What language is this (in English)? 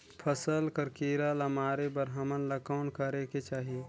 Chhattisgarhi